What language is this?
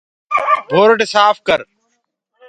Gurgula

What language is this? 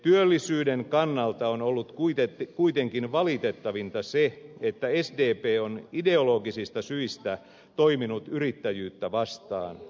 Finnish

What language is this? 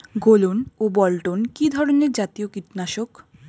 Bangla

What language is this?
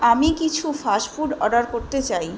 Bangla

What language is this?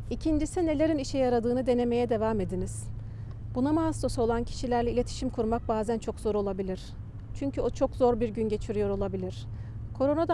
Turkish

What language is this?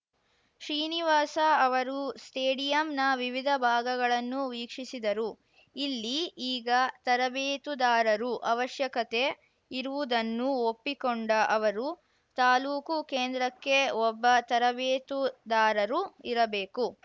Kannada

